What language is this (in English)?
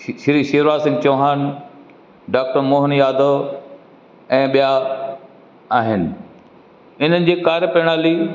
Sindhi